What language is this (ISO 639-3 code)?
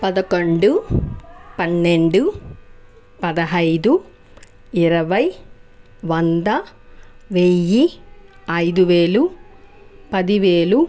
tel